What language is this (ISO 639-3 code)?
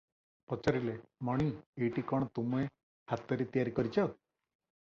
ori